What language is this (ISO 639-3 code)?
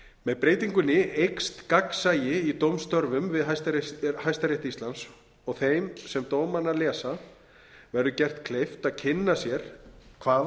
isl